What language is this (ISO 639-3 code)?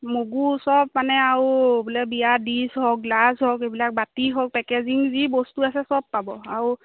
asm